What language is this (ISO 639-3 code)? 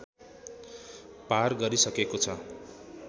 nep